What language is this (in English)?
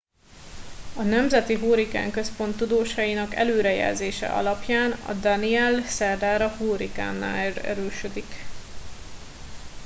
Hungarian